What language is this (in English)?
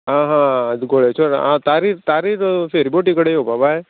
Konkani